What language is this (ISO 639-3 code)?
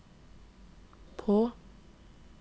nor